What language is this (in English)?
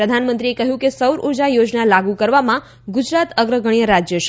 Gujarati